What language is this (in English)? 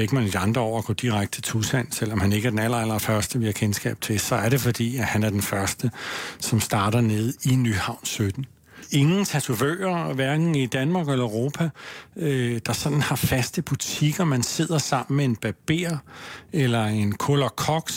Danish